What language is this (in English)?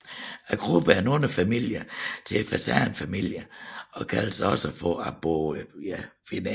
Danish